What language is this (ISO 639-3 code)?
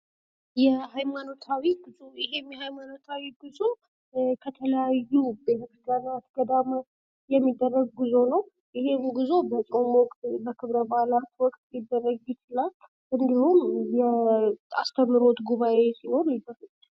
amh